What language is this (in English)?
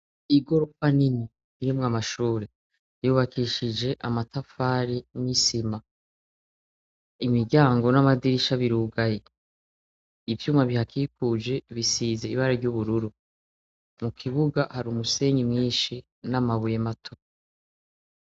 Rundi